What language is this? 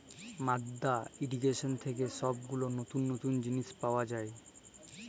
Bangla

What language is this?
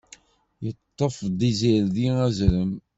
Kabyle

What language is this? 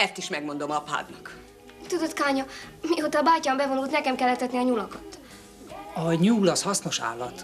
Hungarian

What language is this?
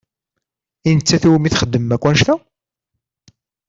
Kabyle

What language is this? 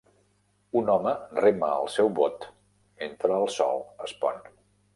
Catalan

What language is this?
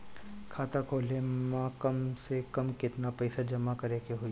Bhojpuri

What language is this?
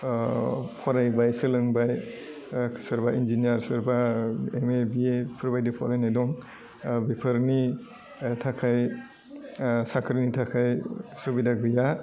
Bodo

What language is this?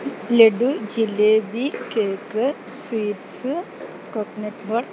Malayalam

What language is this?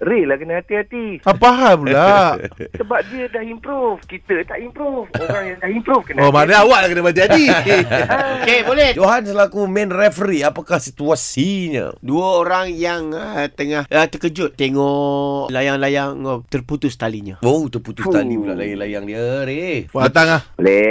Malay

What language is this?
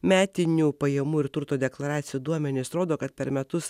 Lithuanian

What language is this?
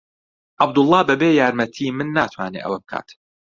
Central Kurdish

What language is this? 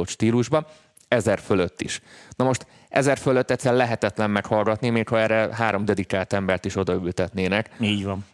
Hungarian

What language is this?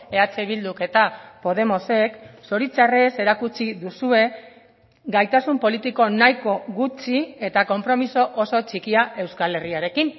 Basque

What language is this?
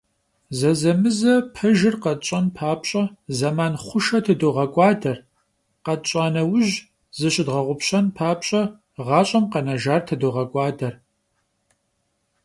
Kabardian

